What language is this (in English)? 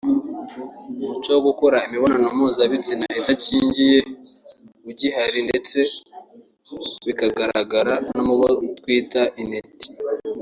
Kinyarwanda